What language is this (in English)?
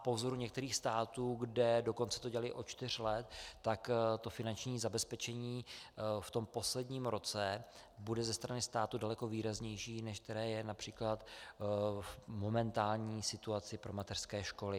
Czech